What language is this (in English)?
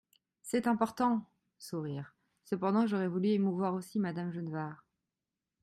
French